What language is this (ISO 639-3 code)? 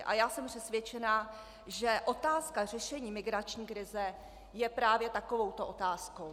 ces